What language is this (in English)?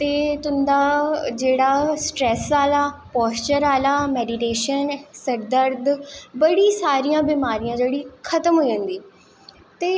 Dogri